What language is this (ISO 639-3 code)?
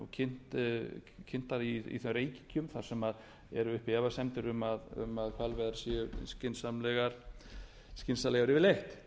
isl